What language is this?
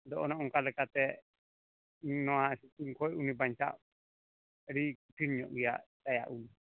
Santali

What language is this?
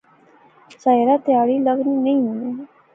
Pahari-Potwari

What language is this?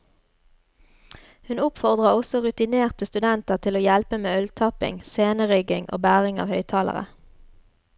Norwegian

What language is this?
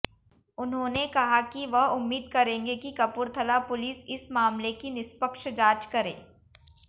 Hindi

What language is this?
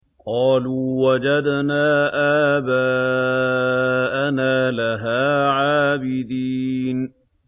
Arabic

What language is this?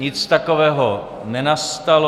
Czech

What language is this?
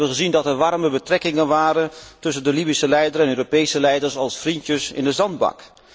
Dutch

